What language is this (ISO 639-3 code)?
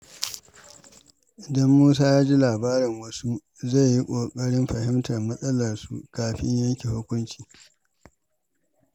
hau